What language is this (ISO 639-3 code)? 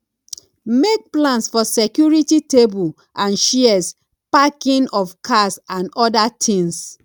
pcm